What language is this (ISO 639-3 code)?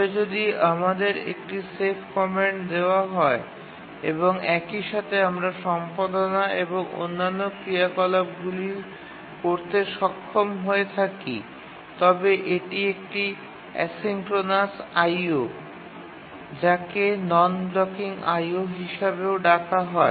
ben